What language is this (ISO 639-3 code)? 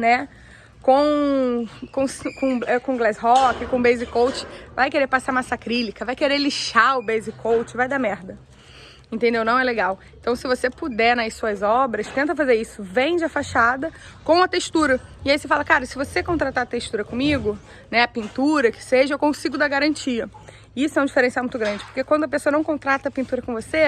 por